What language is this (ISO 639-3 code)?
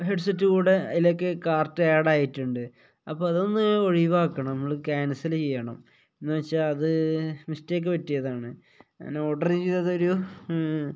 mal